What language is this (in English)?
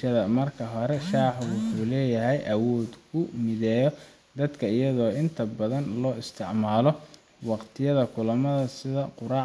Somali